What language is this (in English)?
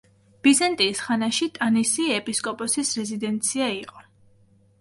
Georgian